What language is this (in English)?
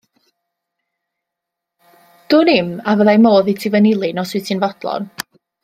Welsh